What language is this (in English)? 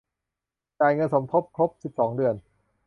Thai